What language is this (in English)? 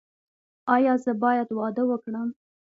Pashto